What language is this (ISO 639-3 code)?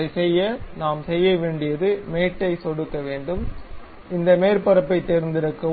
tam